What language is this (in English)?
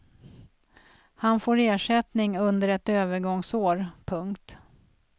Swedish